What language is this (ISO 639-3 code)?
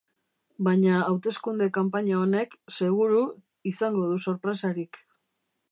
eus